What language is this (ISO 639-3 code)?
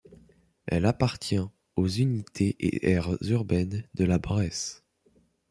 fra